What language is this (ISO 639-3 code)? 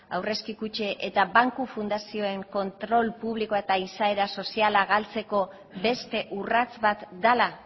eus